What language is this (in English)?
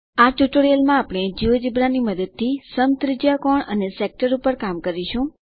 Gujarati